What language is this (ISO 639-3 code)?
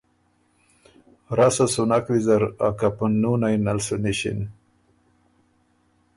oru